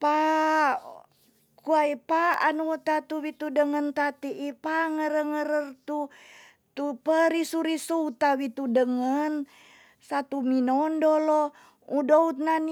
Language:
Tonsea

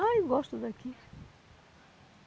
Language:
Portuguese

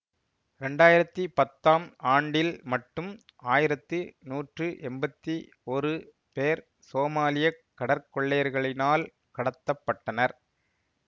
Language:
Tamil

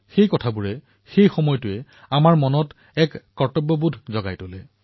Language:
Assamese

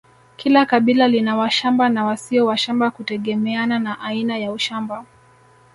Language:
Swahili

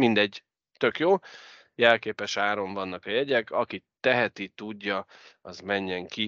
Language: Hungarian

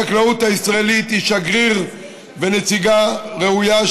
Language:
Hebrew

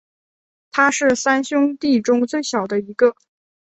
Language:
Chinese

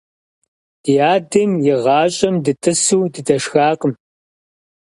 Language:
Kabardian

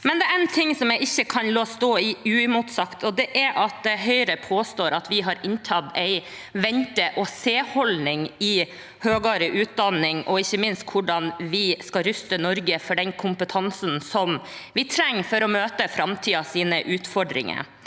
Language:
Norwegian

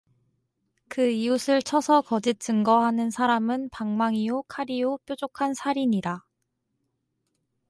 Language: Korean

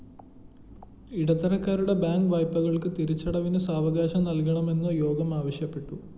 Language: Malayalam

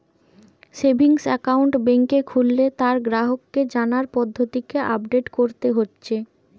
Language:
Bangla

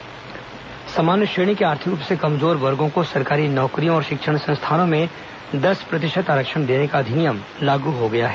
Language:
Hindi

